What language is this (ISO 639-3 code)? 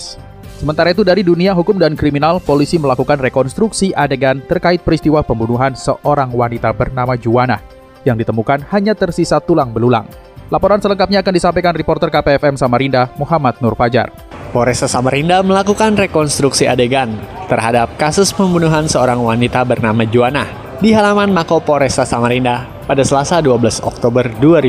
ind